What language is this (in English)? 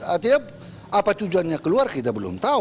Indonesian